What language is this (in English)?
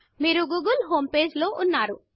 Telugu